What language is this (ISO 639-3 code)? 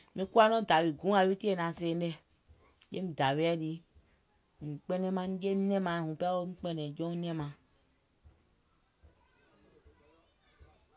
gol